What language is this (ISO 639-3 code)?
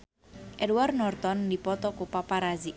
sun